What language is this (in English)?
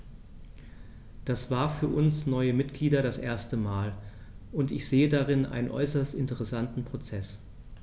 German